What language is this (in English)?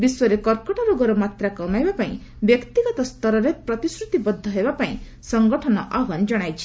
Odia